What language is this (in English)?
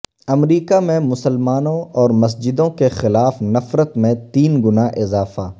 Urdu